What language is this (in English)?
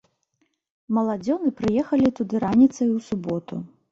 Belarusian